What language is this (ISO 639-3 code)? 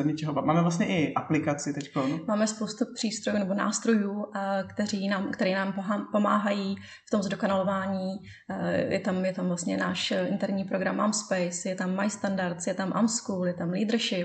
ces